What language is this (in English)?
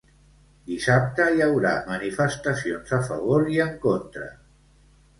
Catalan